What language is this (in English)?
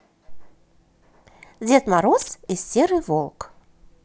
Russian